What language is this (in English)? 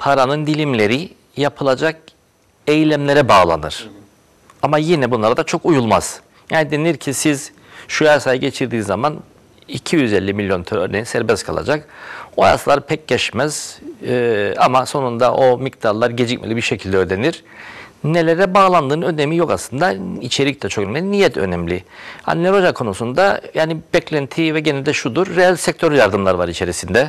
Turkish